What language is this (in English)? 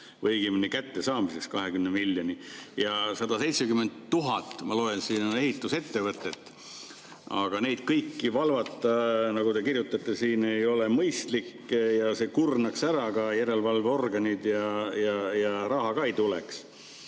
Estonian